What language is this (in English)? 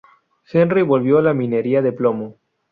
Spanish